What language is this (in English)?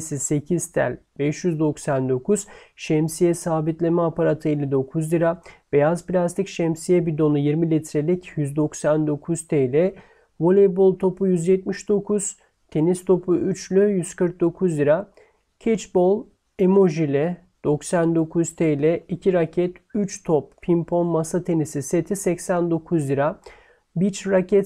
Turkish